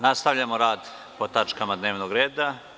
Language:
Serbian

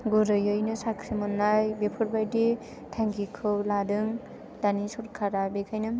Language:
Bodo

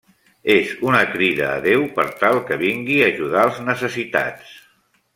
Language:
Catalan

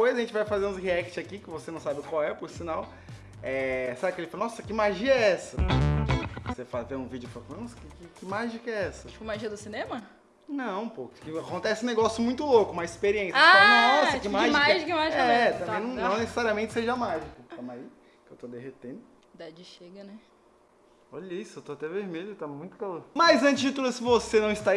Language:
Portuguese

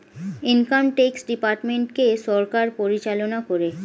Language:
Bangla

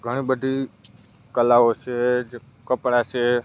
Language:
Gujarati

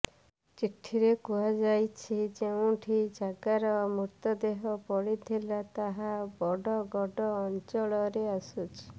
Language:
Odia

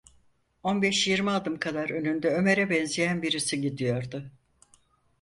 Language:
Turkish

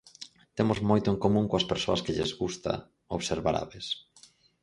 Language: Galician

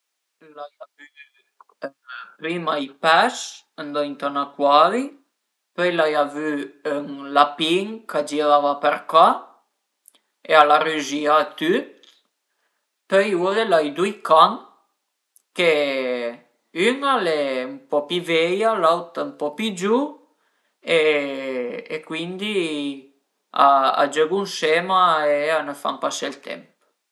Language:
Piedmontese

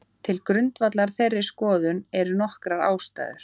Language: Icelandic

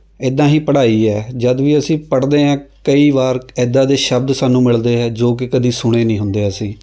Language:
Punjabi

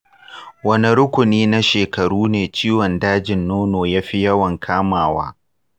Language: Hausa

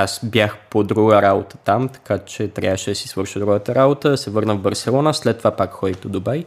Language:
Bulgarian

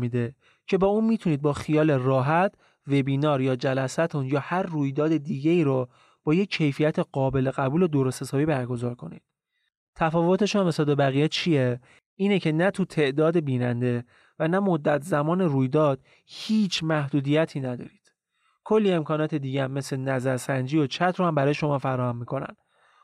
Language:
Persian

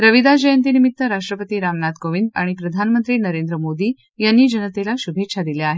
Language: Marathi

